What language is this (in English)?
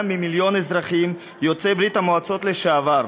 Hebrew